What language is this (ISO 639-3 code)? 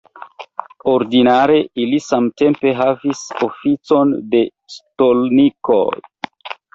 epo